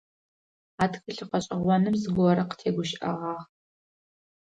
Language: Adyghe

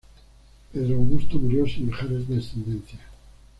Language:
Spanish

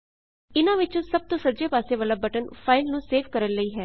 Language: Punjabi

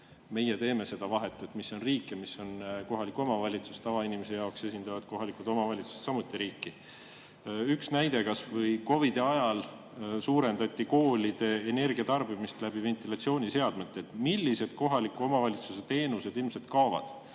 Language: Estonian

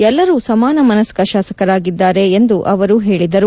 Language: Kannada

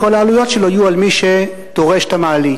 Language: Hebrew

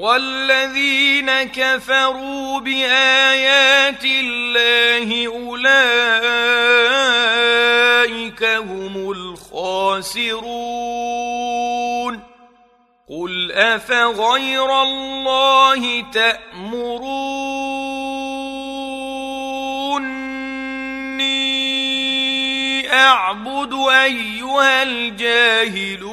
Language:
Arabic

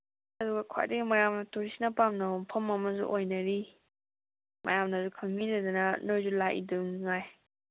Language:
Manipuri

